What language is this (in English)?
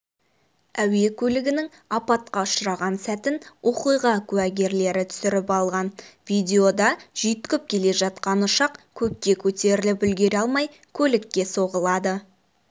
Kazakh